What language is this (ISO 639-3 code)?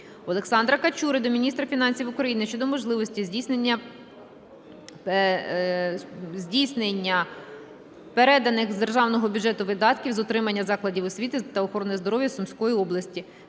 ukr